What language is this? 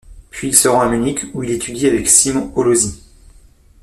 French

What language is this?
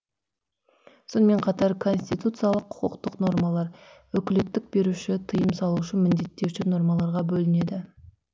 Kazakh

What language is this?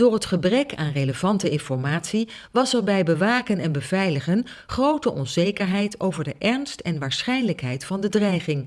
Dutch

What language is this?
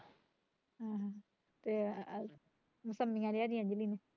Punjabi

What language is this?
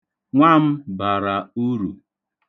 Igbo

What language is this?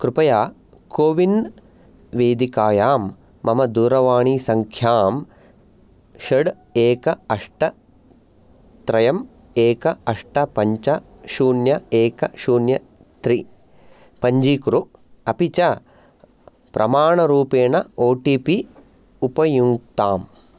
Sanskrit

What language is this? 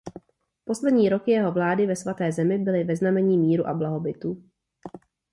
Czech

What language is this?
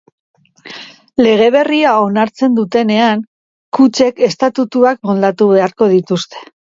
Basque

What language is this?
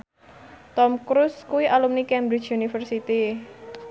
Javanese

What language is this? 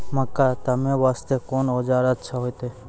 Maithili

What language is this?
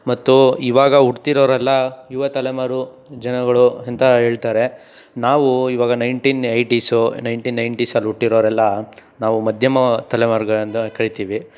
Kannada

